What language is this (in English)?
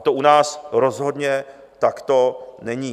Czech